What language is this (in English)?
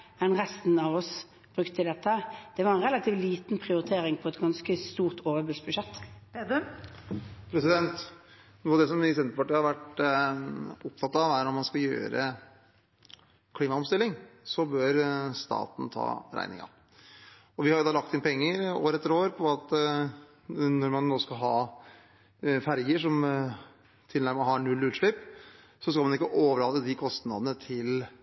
Norwegian